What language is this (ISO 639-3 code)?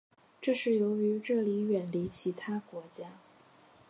zho